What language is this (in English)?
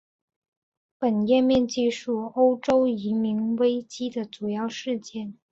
Chinese